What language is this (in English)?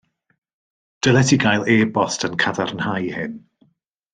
Welsh